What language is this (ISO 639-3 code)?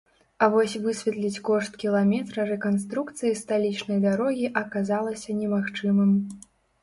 bel